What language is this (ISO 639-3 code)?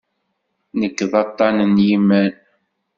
kab